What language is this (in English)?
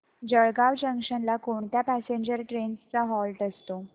Marathi